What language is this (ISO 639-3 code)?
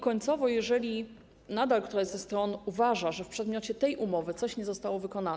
pol